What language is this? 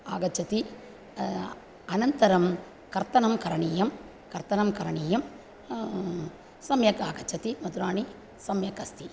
Sanskrit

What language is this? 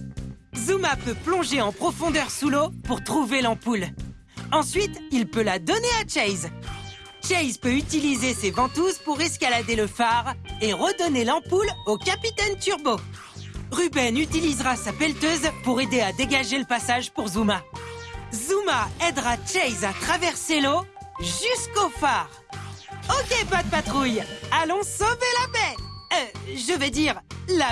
French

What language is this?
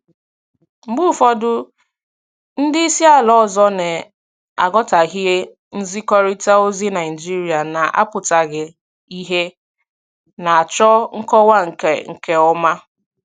Igbo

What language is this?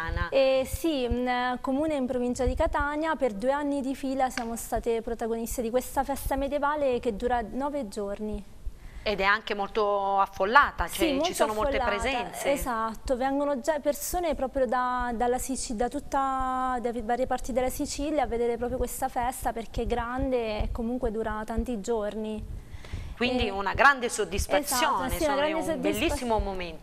Italian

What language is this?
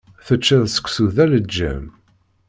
Kabyle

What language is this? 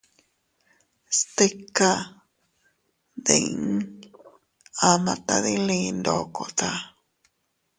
Teutila Cuicatec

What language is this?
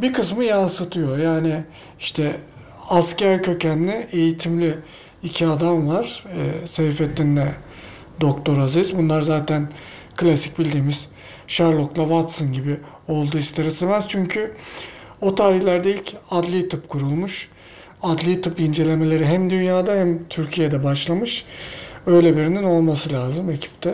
Turkish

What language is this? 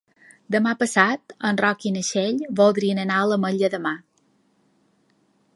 Catalan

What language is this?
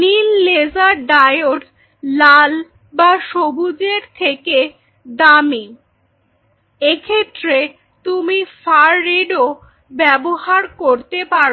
Bangla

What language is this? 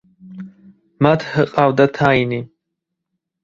Georgian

